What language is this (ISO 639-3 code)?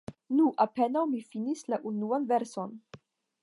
epo